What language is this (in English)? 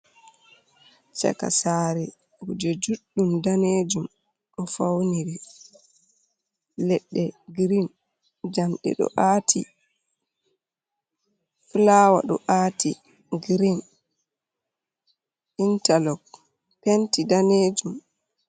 Fula